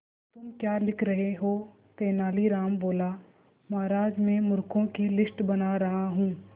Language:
Hindi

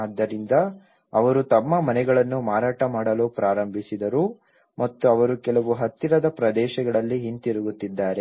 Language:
Kannada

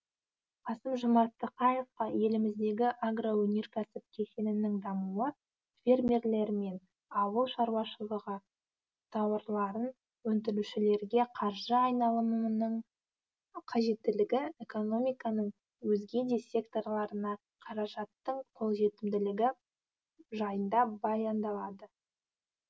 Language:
Kazakh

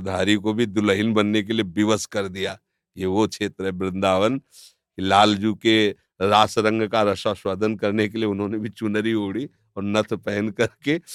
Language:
Hindi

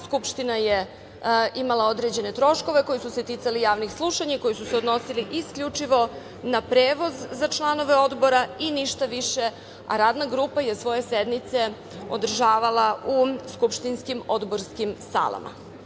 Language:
Serbian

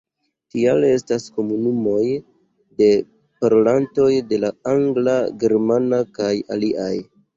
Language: Esperanto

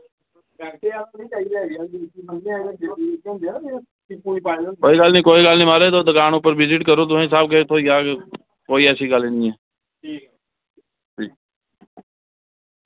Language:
Dogri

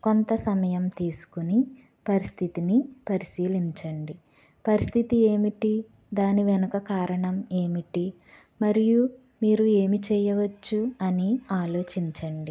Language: Telugu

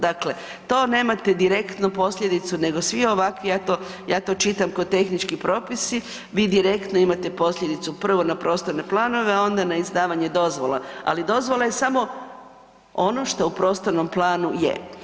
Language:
Croatian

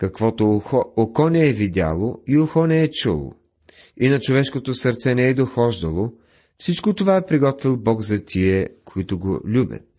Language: Bulgarian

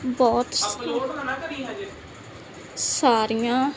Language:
Punjabi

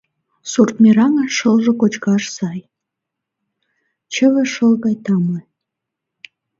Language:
Mari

